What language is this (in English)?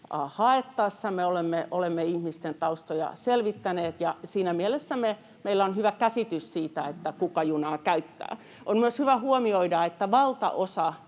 Finnish